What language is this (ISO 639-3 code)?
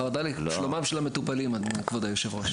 heb